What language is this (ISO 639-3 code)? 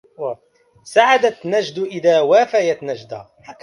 ara